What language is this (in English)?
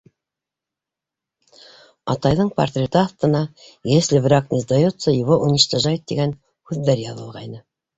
Bashkir